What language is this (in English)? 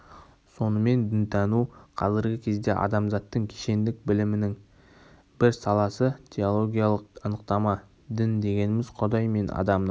Kazakh